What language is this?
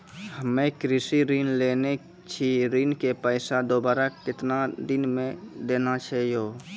Maithili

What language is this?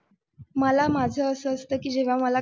Marathi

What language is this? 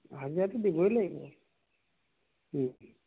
Assamese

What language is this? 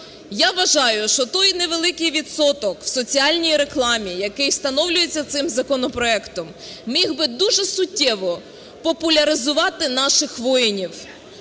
Ukrainian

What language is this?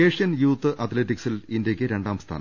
Malayalam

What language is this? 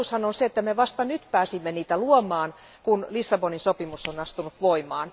Finnish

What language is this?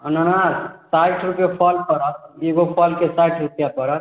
Maithili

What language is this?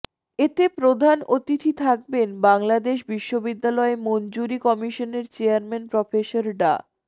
Bangla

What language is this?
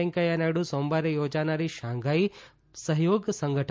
Gujarati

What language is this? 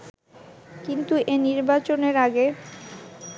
Bangla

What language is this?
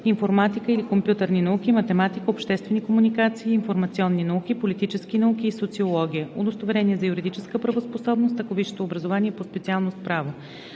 Bulgarian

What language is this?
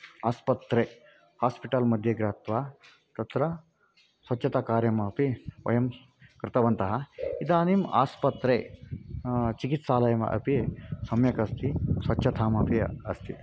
Sanskrit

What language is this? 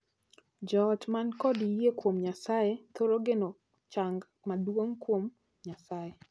Luo (Kenya and Tanzania)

